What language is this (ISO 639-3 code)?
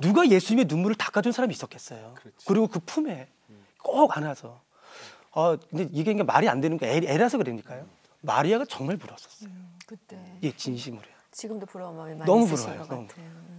kor